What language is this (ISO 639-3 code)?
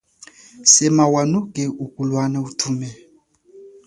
cjk